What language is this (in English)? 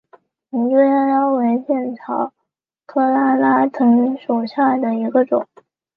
Chinese